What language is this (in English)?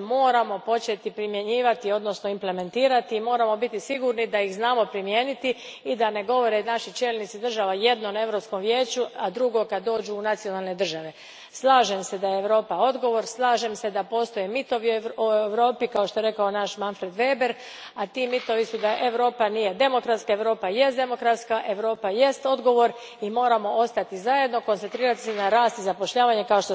Croatian